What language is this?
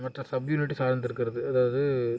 Tamil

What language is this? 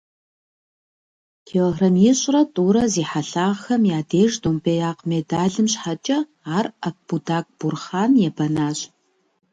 Kabardian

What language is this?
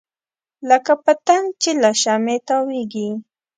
Pashto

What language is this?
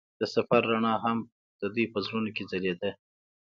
Pashto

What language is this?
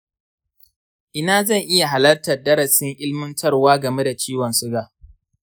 Hausa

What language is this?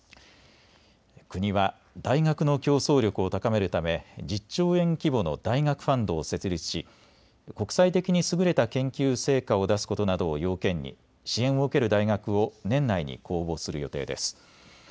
Japanese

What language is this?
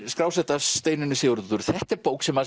Icelandic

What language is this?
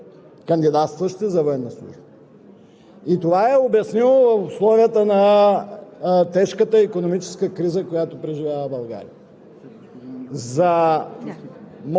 Bulgarian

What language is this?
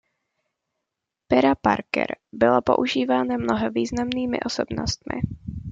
Czech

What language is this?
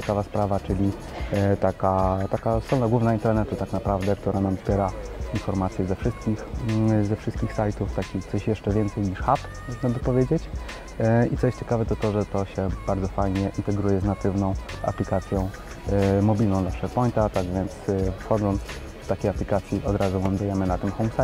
Polish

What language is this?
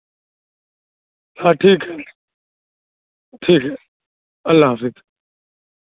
Urdu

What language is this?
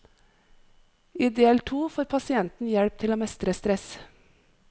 Norwegian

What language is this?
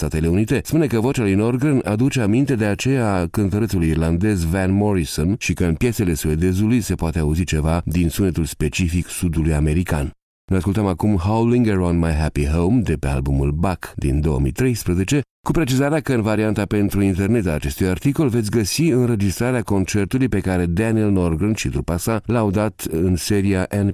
Romanian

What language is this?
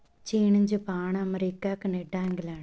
Punjabi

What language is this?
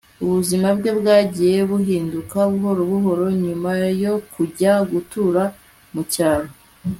Kinyarwanda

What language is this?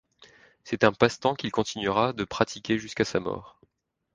French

